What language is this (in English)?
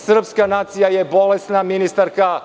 Serbian